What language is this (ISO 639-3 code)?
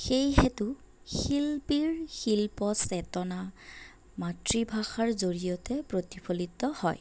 asm